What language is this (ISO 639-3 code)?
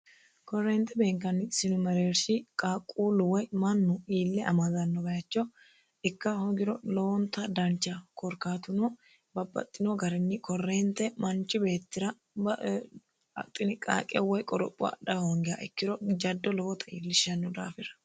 sid